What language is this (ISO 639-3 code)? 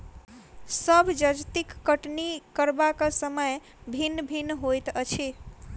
mai